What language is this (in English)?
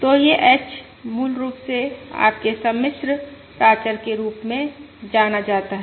Hindi